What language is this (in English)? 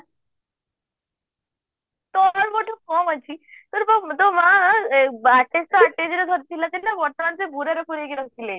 Odia